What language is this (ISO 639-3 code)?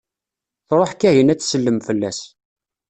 kab